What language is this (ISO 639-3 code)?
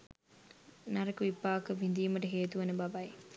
sin